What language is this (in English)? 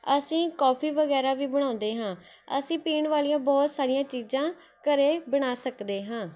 Punjabi